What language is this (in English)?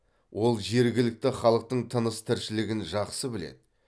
Kazakh